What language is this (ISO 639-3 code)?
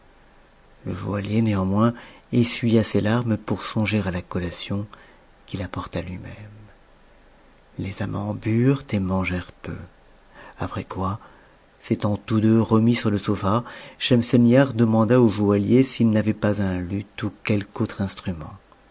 fra